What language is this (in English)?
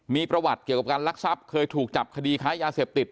Thai